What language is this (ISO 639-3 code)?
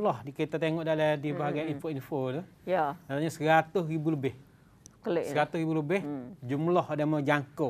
msa